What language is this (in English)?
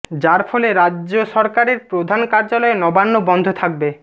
Bangla